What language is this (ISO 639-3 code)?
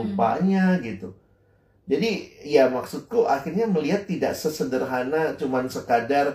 ind